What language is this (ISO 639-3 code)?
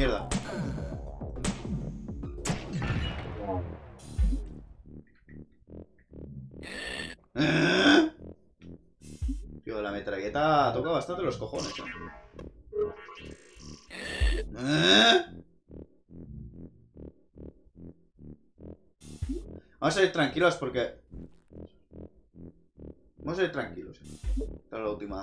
spa